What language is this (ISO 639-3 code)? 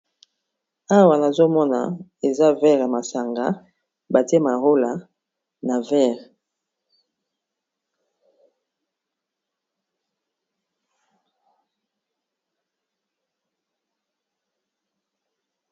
lin